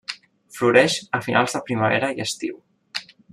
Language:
Catalan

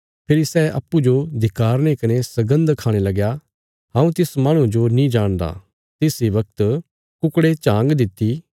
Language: Bilaspuri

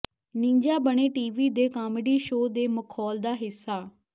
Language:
Punjabi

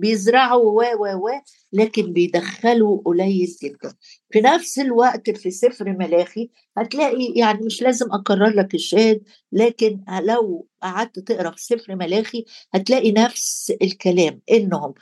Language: Arabic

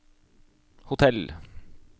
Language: Norwegian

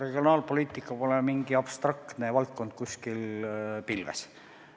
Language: Estonian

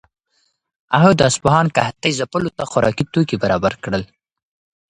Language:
Pashto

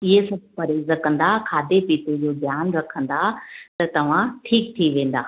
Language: Sindhi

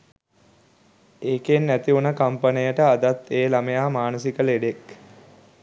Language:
Sinhala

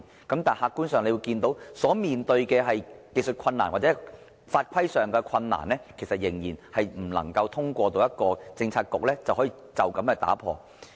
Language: Cantonese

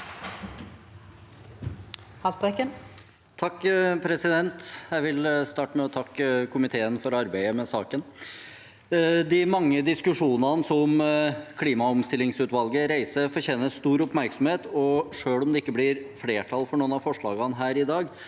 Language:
Norwegian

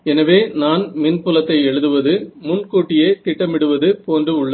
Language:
Tamil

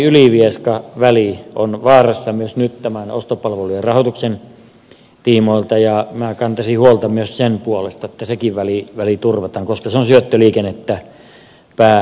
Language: Finnish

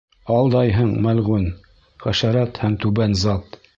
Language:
Bashkir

